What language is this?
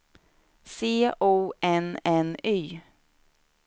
Swedish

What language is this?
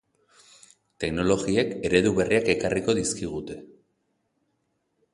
Basque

